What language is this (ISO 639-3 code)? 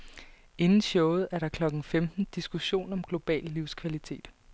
dan